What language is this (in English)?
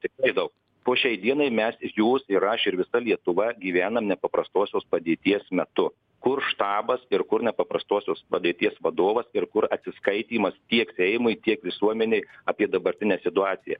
Lithuanian